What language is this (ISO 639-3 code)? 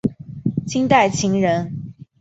zho